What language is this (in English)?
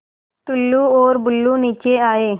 Hindi